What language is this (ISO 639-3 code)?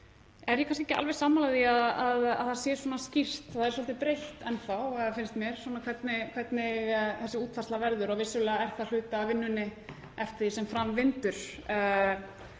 isl